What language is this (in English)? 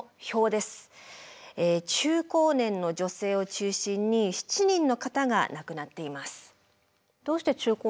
Japanese